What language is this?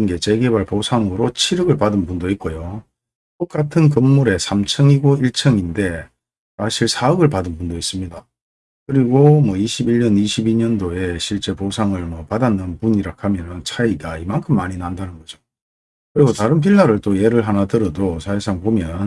Korean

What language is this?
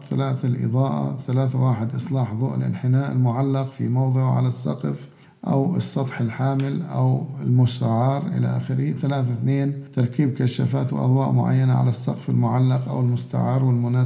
Arabic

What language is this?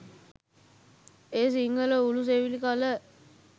Sinhala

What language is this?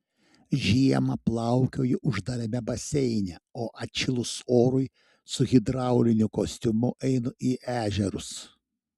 Lithuanian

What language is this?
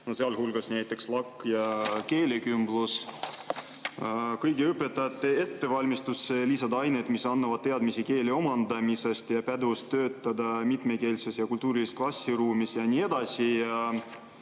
Estonian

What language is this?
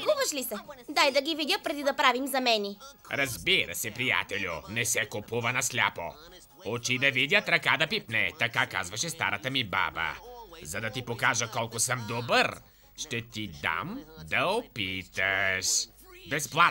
Bulgarian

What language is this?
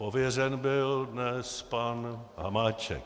Czech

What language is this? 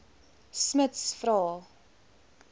Afrikaans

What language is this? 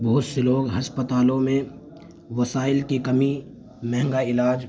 Urdu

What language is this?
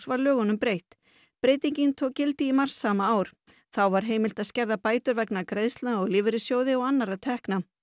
Icelandic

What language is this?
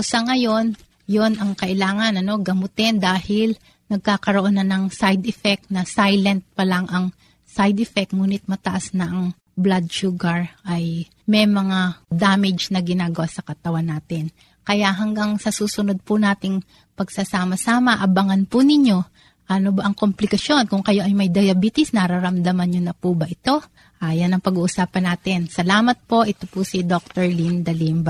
Filipino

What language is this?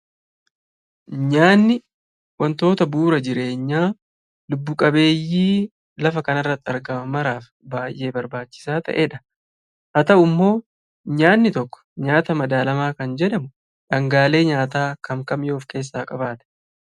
Oromo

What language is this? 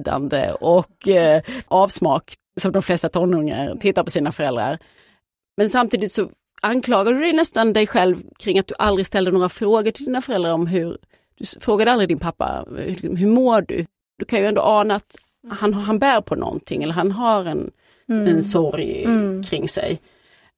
Swedish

